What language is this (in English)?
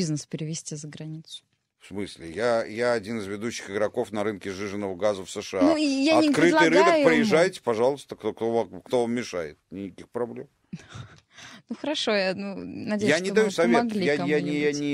Russian